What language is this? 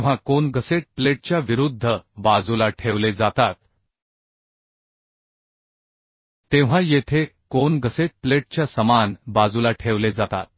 Marathi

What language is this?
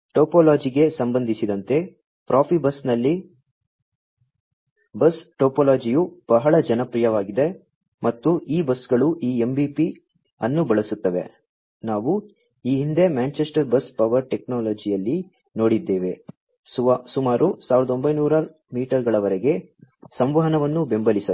Kannada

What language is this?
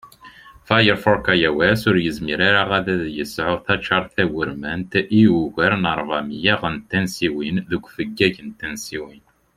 Kabyle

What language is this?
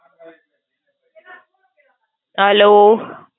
Gujarati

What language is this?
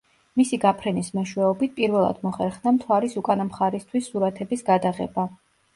Georgian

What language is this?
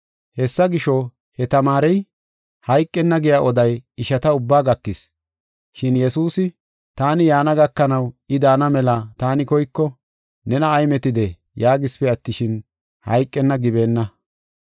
Gofa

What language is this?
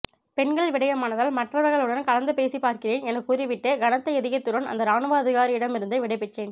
Tamil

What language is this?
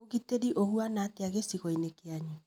Kikuyu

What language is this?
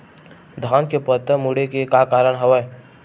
Chhattisgarhi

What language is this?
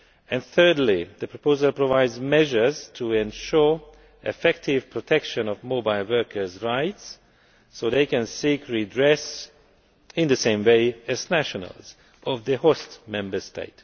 English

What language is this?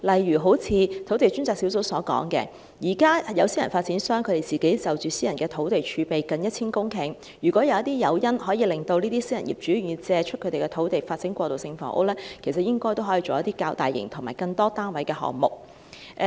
Cantonese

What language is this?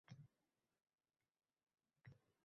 Uzbek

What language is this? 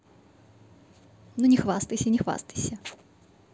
Russian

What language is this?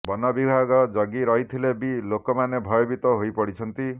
Odia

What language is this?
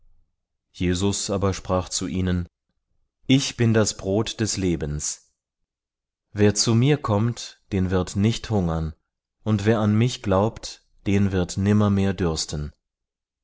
German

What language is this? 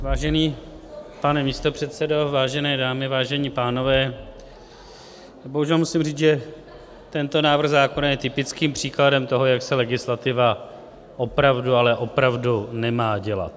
Czech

